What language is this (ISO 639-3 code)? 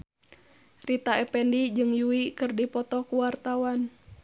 sun